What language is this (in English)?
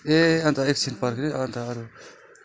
Nepali